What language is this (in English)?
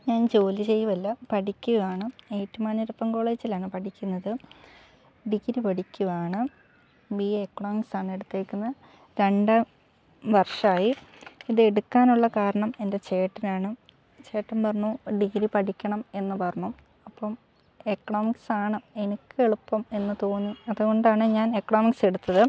Malayalam